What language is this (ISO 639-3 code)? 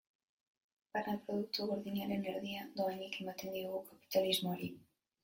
eus